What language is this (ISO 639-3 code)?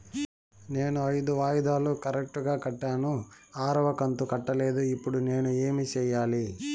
tel